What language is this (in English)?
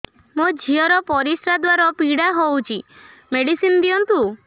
Odia